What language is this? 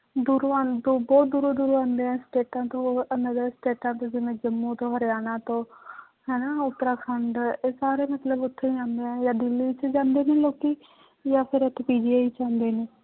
Punjabi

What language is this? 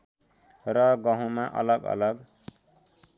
Nepali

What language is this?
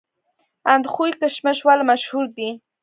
Pashto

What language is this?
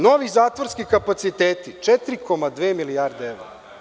Serbian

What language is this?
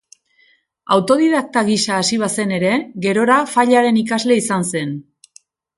Basque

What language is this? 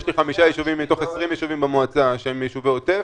Hebrew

